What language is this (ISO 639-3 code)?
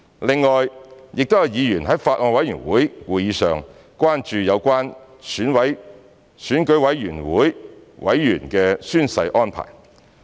yue